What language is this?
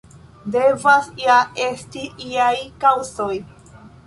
Esperanto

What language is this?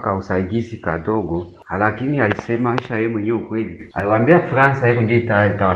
Swahili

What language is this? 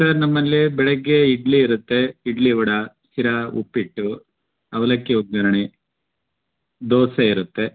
Kannada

